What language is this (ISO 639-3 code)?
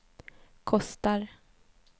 swe